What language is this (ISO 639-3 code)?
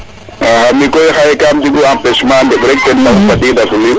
srr